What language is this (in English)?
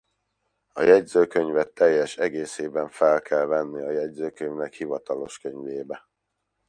Hungarian